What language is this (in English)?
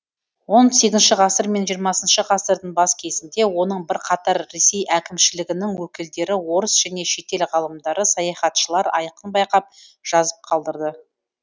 Kazakh